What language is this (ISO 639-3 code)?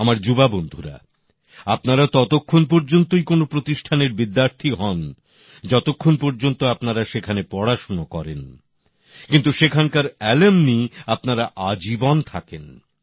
ben